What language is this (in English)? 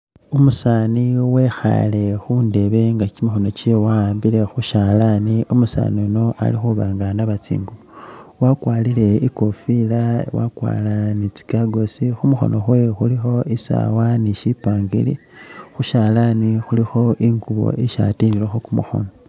Masaaba